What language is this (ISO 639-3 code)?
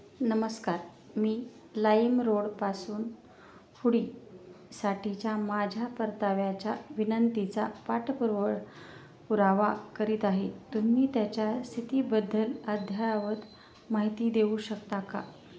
mar